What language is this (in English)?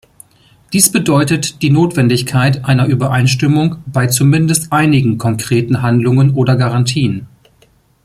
German